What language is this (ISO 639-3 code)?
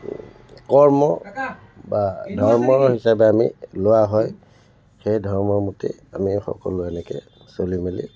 asm